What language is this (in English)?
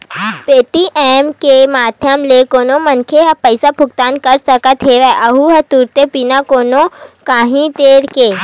Chhattisgarhi